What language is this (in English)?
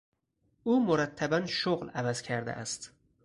Persian